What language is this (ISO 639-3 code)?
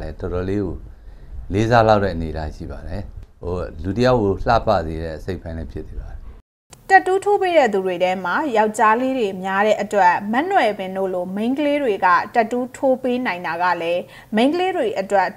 tha